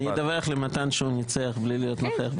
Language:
Hebrew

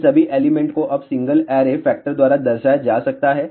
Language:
Hindi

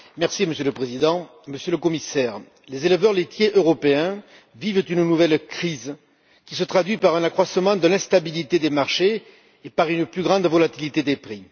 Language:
French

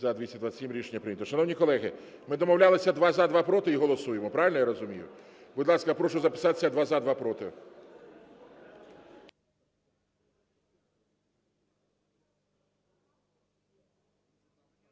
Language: Ukrainian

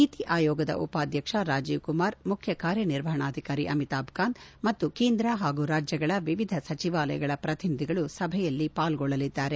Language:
Kannada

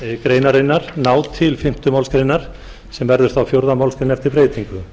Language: Icelandic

